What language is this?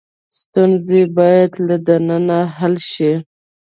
Pashto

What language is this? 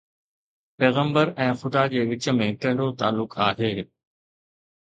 Sindhi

